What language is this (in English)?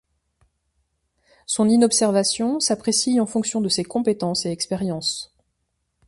French